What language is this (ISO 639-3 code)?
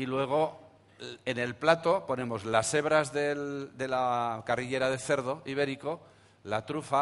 spa